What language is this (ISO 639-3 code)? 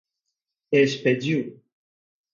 por